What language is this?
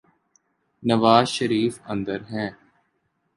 Urdu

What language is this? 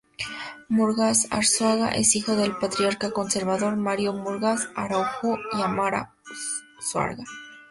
Spanish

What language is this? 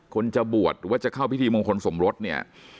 Thai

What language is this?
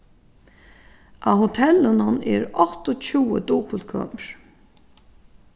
Faroese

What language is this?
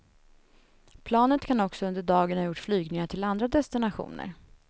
Swedish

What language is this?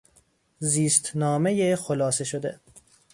Persian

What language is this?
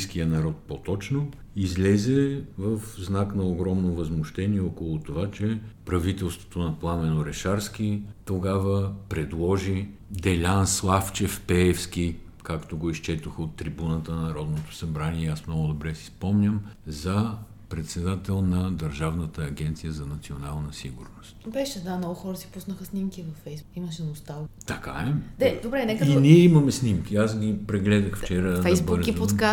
Bulgarian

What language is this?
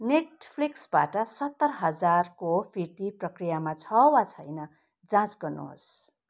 Nepali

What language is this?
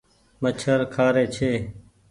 Goaria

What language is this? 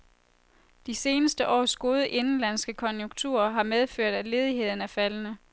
Danish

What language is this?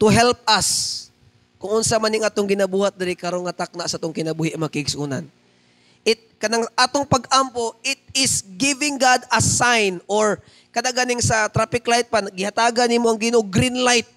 Filipino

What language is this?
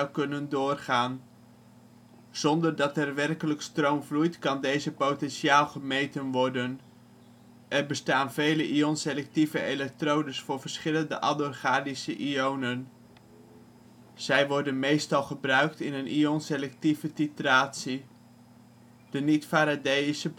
Dutch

